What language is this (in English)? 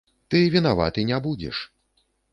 Belarusian